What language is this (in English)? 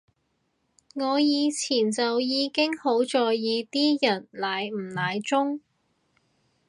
Cantonese